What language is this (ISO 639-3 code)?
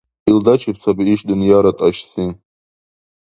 dar